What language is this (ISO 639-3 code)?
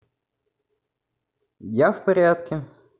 rus